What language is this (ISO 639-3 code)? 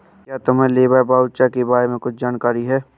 hin